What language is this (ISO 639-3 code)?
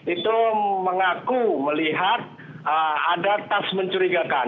ind